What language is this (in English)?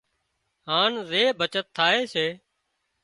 Wadiyara Koli